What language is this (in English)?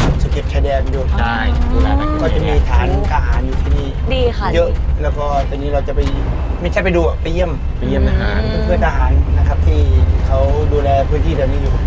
Thai